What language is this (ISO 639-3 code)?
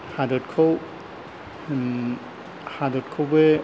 brx